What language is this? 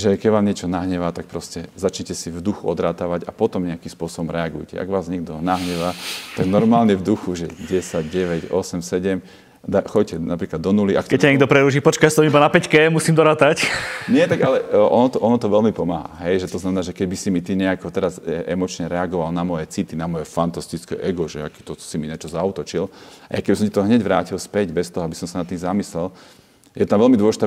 Slovak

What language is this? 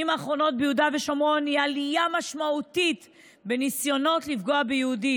Hebrew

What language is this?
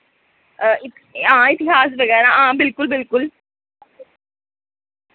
Dogri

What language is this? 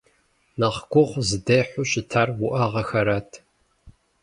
Kabardian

